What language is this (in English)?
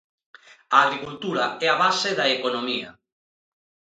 Galician